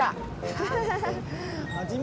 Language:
Indonesian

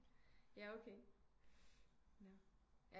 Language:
Danish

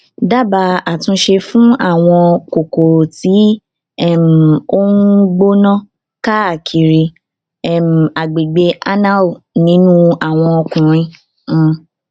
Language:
Yoruba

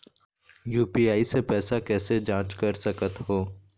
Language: Chhattisgarhi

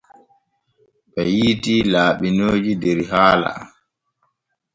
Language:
Borgu Fulfulde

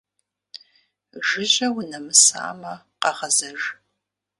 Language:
Kabardian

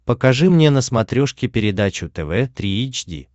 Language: Russian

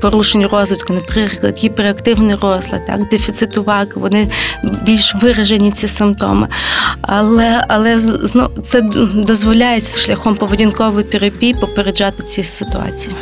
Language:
Ukrainian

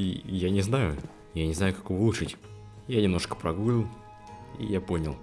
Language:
Russian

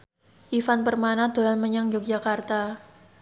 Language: Javanese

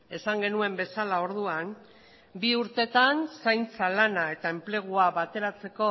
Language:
Basque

